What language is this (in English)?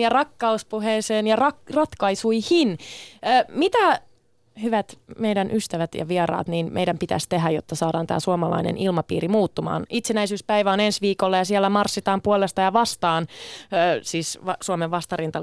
Finnish